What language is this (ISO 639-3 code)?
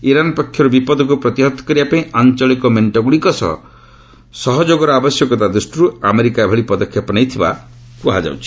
ori